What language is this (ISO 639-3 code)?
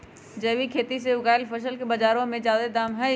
mag